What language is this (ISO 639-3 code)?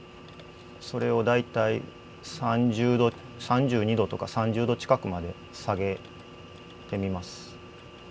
jpn